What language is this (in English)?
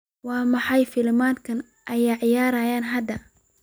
Somali